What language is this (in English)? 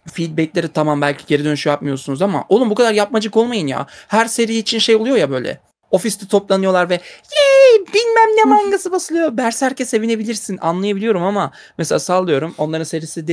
Turkish